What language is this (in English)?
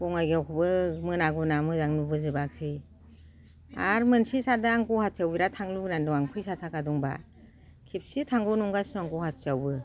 Bodo